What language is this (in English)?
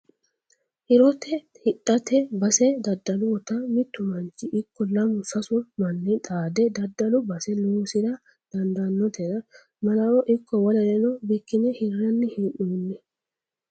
Sidamo